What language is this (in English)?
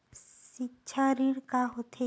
Chhattisgarhi